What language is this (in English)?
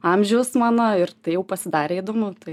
Lithuanian